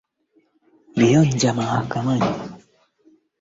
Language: Swahili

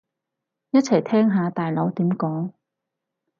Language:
Cantonese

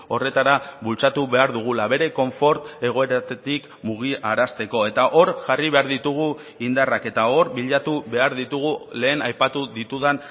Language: Basque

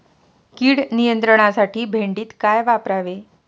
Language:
Marathi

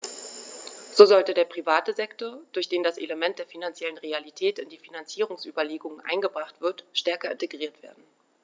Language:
German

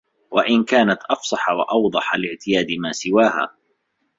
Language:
Arabic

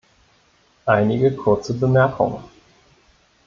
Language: German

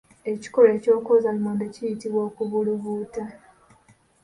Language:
Ganda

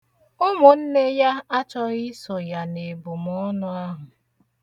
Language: Igbo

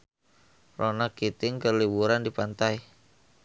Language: Sundanese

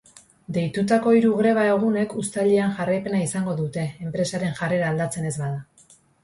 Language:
Basque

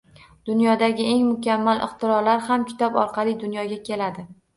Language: Uzbek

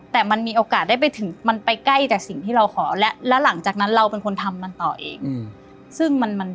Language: Thai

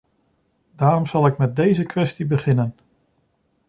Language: Dutch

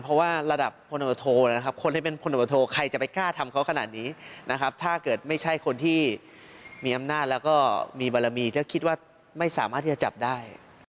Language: Thai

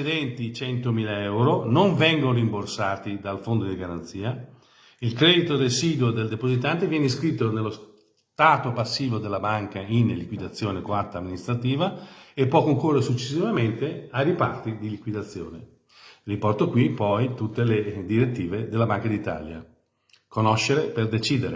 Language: Italian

